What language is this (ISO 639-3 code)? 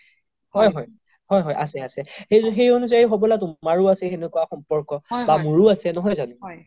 asm